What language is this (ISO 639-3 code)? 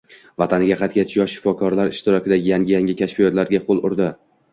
uzb